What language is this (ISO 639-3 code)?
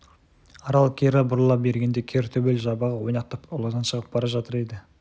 kaz